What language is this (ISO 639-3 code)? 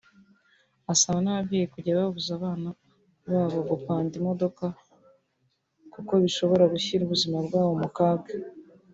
kin